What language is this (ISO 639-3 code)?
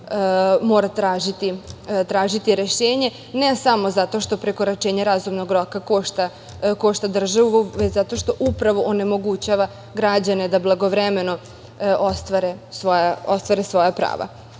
srp